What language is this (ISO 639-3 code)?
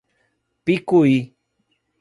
por